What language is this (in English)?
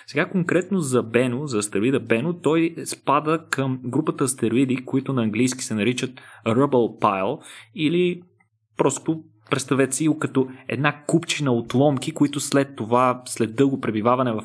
Bulgarian